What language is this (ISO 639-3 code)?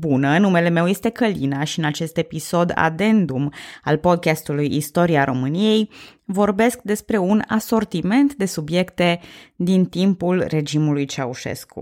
ron